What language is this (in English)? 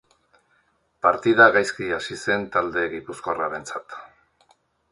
Basque